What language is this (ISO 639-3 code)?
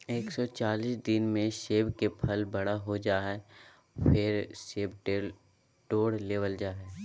mag